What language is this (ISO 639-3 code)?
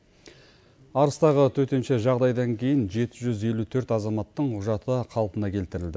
kaz